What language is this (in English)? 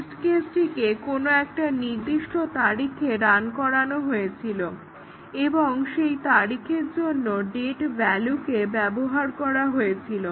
Bangla